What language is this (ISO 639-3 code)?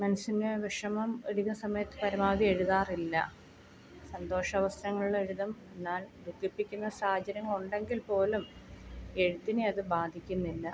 mal